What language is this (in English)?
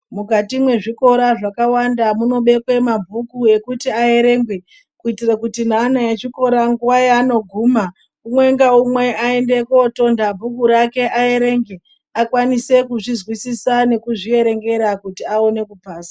Ndau